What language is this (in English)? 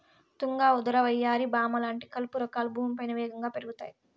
Telugu